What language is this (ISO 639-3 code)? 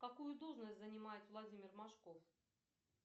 rus